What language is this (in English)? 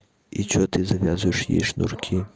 Russian